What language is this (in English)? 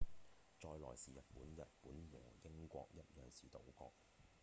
Cantonese